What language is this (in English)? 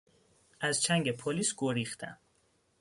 Persian